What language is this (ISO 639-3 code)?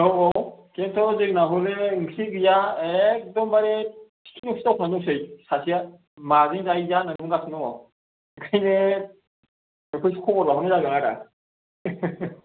brx